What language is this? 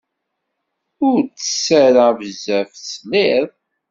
Kabyle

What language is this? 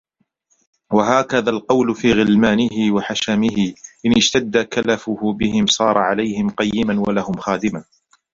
Arabic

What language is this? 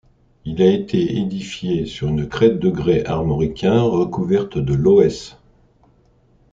French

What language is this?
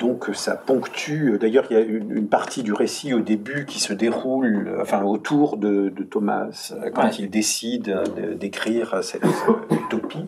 French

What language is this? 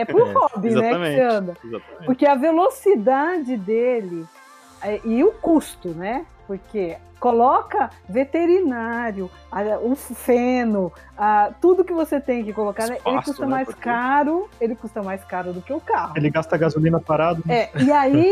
Portuguese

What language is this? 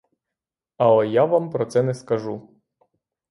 Ukrainian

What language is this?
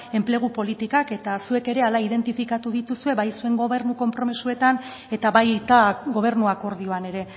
Basque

